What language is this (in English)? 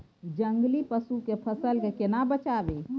Maithili